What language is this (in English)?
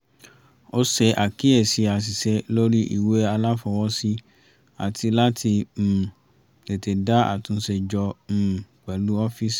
Yoruba